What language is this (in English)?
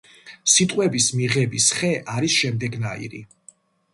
Georgian